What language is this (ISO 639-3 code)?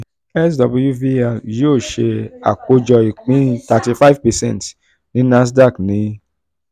yor